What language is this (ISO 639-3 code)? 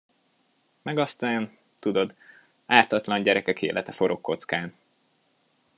hun